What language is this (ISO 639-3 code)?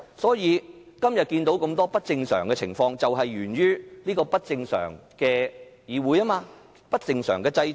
yue